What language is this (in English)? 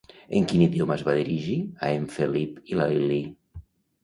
Catalan